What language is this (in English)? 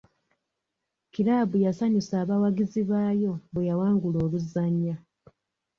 Ganda